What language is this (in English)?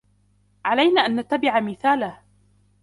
Arabic